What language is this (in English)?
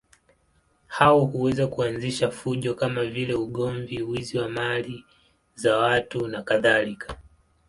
Swahili